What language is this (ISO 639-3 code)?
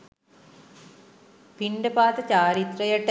sin